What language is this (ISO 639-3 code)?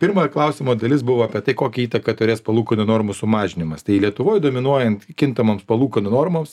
lit